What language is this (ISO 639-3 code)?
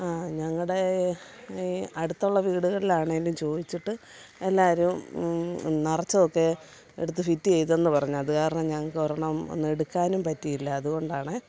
mal